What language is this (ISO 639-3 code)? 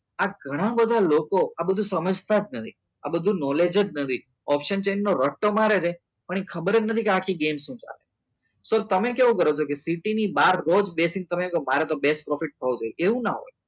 guj